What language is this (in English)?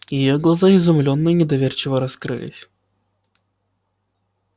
Russian